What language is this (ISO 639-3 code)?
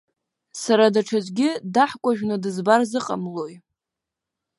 abk